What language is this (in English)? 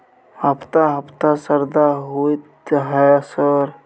Maithili